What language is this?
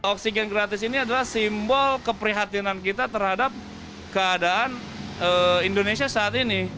Indonesian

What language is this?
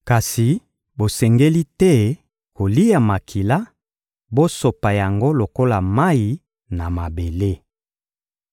Lingala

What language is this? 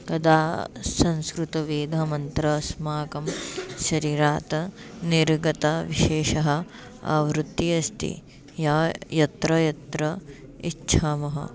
Sanskrit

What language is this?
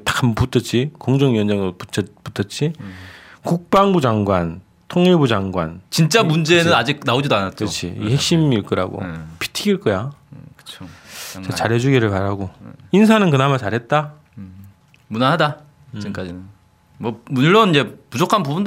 Korean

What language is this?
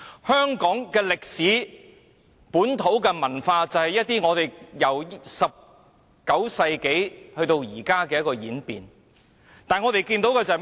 Cantonese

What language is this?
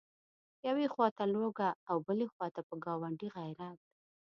Pashto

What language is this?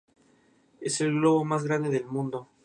Spanish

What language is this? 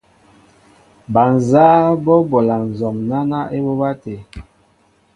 Mbo (Cameroon)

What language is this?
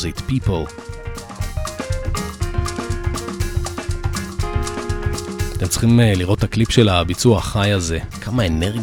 Hebrew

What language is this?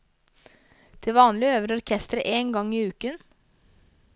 Norwegian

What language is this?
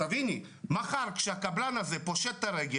Hebrew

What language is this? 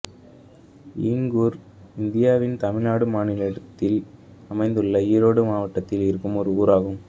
Tamil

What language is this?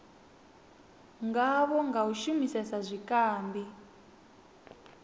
Venda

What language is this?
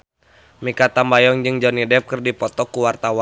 Sundanese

